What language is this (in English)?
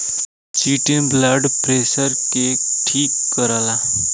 Bhojpuri